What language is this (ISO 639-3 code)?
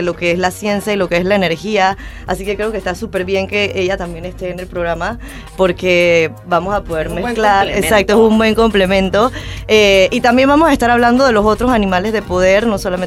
spa